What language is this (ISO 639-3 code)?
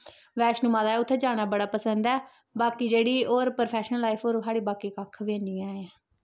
doi